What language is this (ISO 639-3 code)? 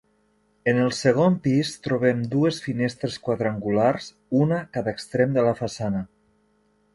cat